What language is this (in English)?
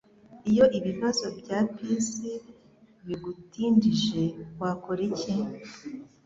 Kinyarwanda